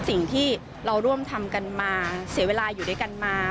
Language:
Thai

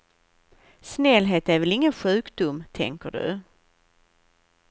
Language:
Swedish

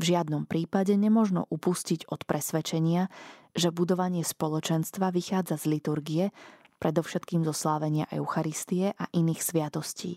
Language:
Slovak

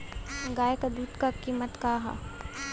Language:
Bhojpuri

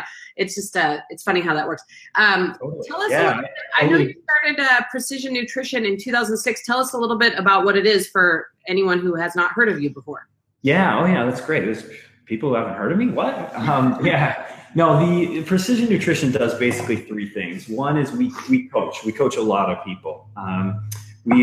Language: English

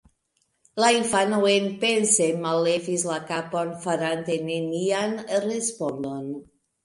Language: Esperanto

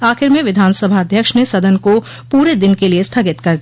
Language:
Hindi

